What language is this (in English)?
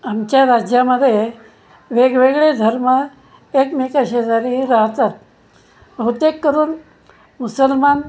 Marathi